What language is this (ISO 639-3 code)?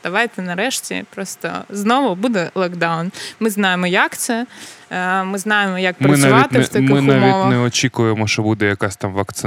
ukr